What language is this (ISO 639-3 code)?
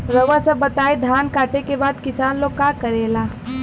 bho